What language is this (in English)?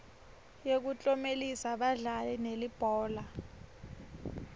Swati